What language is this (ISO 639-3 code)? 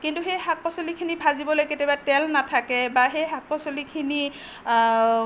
asm